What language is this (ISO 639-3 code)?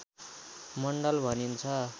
nep